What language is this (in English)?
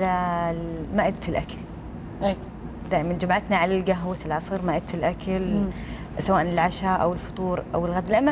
Arabic